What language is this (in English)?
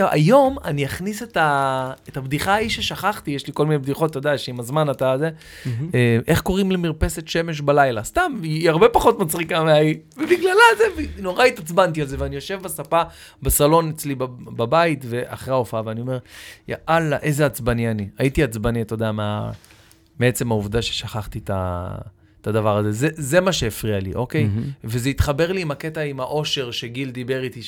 Hebrew